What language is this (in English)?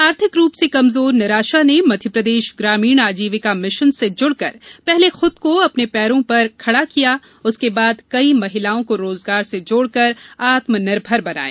Hindi